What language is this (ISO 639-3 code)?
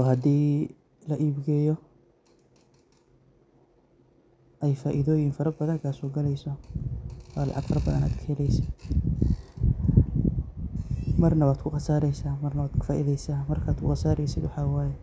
som